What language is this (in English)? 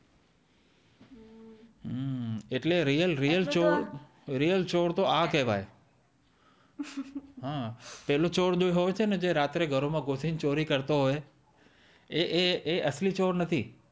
Gujarati